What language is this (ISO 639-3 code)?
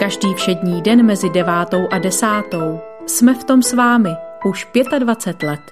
ces